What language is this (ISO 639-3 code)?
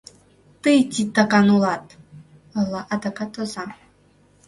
chm